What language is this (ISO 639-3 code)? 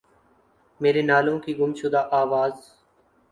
urd